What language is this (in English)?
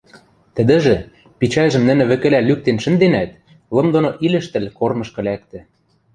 Western Mari